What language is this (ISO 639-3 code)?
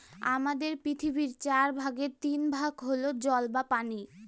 ben